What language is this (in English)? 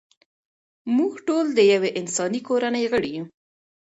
Pashto